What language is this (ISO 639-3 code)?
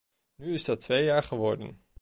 nld